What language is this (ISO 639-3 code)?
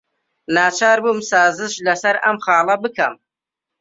ckb